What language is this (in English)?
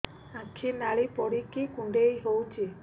Odia